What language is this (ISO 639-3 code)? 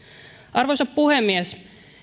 fin